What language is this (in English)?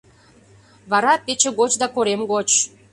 Mari